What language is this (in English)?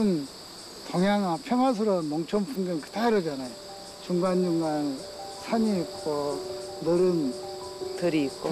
Korean